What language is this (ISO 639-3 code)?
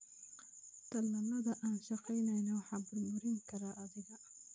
som